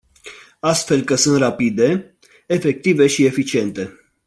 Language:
Romanian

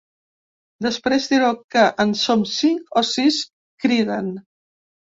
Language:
Catalan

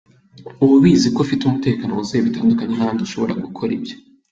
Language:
Kinyarwanda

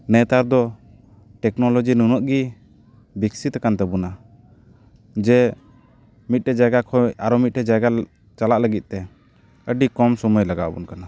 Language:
Santali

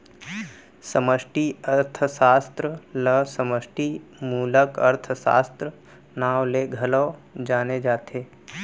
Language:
Chhattisgarhi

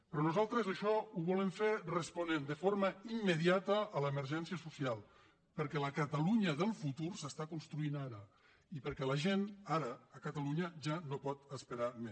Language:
Catalan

